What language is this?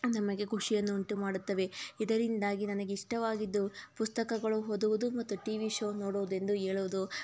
Kannada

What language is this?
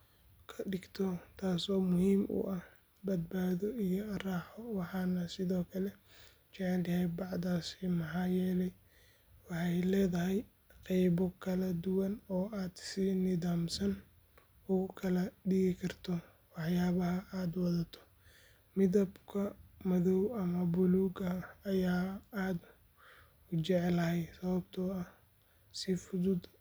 Somali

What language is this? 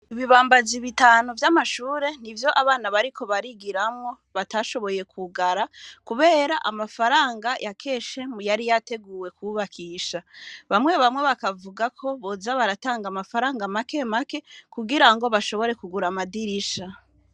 Rundi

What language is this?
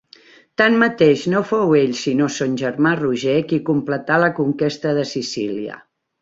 Catalan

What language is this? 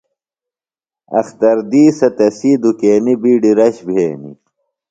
Phalura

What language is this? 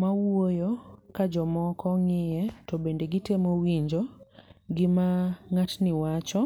Luo (Kenya and Tanzania)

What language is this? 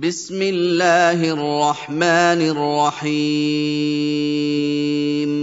Arabic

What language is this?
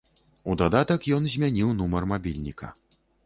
Belarusian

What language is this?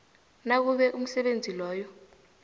South Ndebele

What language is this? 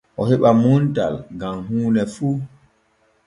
Borgu Fulfulde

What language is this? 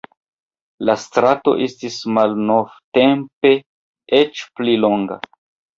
Esperanto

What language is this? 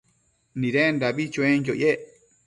Matsés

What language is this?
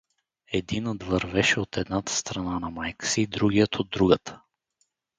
Bulgarian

